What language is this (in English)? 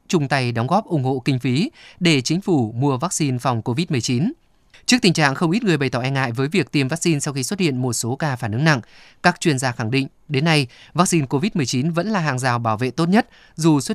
Vietnamese